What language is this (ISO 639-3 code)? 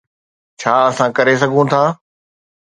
snd